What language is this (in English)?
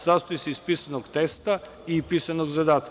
Serbian